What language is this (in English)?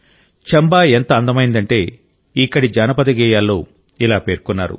Telugu